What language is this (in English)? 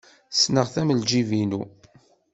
Kabyle